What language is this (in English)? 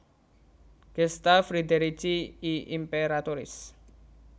Javanese